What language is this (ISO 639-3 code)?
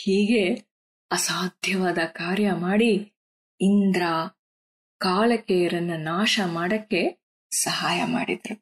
kan